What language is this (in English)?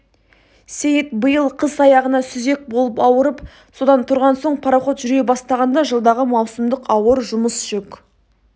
Kazakh